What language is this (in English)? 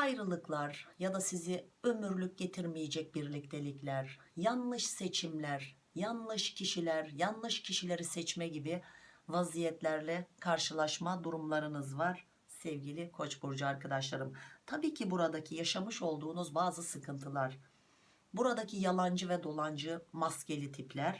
Turkish